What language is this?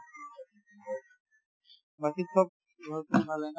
Assamese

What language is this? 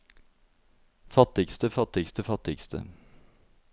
Norwegian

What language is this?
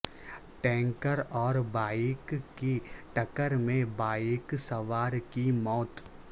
Urdu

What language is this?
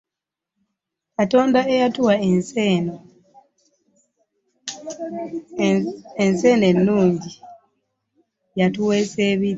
Ganda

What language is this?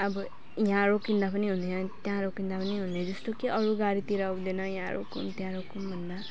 Nepali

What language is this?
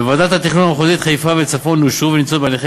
Hebrew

